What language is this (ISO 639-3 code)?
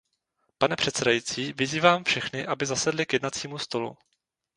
ces